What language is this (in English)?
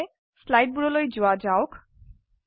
Assamese